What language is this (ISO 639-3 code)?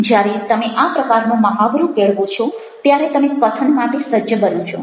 guj